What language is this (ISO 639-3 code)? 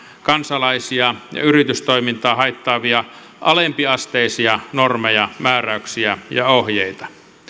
fin